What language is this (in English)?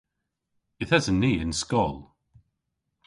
Cornish